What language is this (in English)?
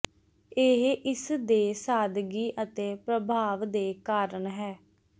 Punjabi